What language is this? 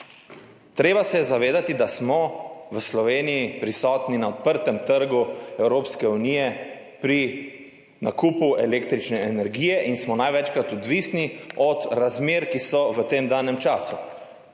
Slovenian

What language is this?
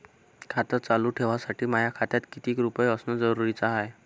Marathi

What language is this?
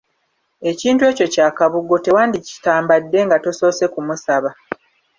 Ganda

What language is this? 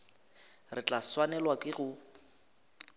Northern Sotho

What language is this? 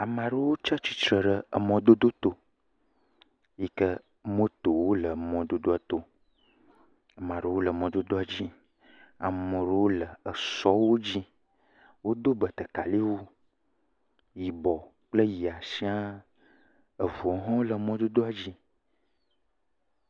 Ewe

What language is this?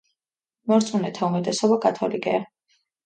Georgian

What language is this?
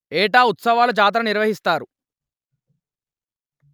Telugu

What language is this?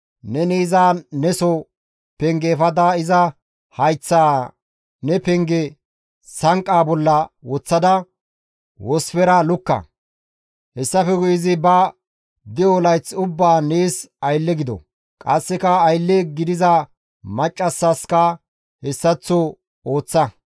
Gamo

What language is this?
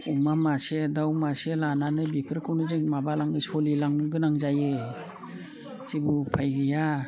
Bodo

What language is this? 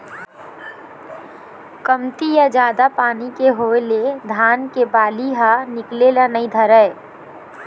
Chhattisgarhi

